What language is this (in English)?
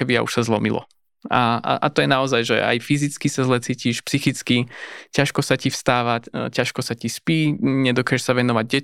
Slovak